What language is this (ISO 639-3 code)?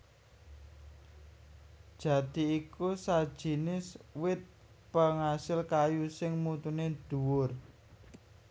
jav